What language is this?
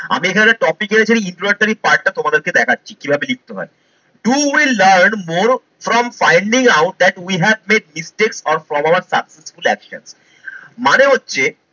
Bangla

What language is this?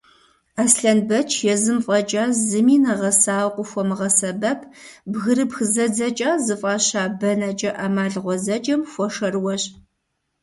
Kabardian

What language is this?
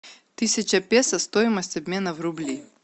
Russian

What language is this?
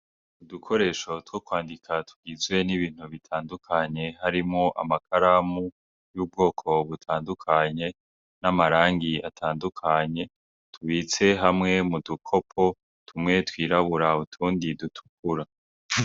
Rundi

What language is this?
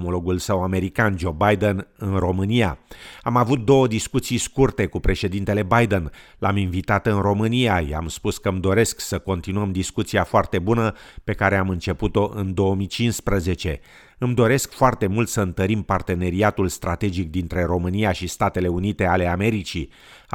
Romanian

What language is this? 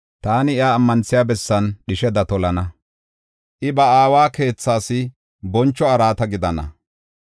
Gofa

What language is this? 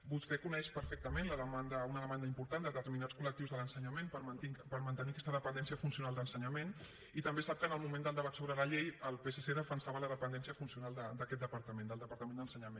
Catalan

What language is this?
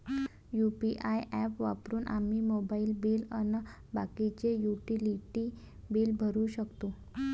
Marathi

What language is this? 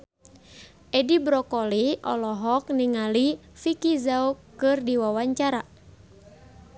Sundanese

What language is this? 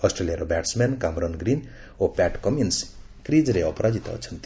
Odia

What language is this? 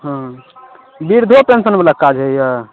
Maithili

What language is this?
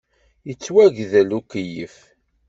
Kabyle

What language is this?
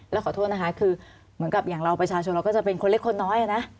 Thai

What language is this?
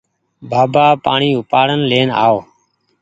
Goaria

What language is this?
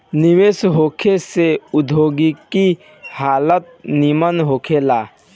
Bhojpuri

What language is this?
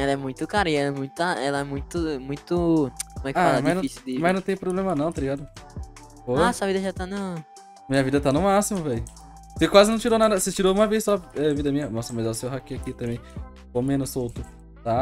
Portuguese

